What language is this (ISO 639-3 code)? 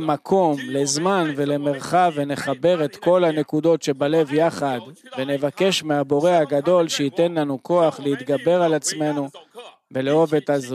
heb